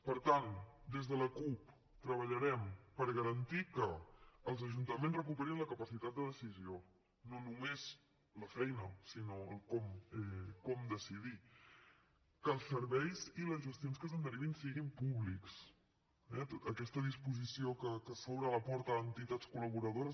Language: Catalan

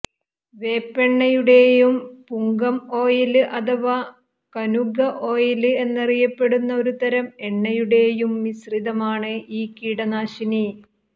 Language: Malayalam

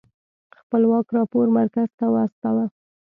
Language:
Pashto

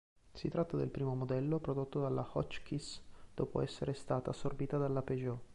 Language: Italian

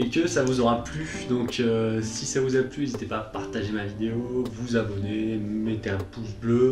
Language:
French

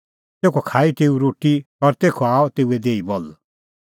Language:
Kullu Pahari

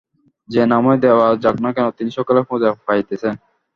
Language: Bangla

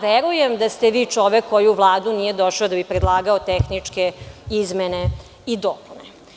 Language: Serbian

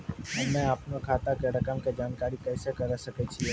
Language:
Maithili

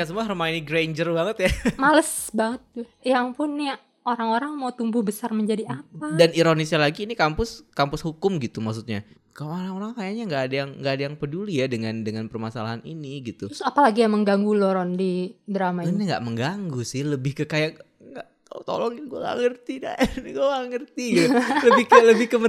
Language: Indonesian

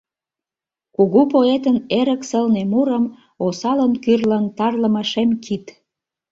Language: Mari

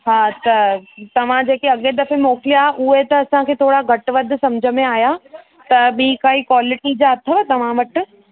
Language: Sindhi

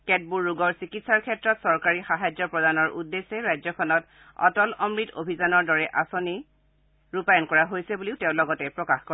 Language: Assamese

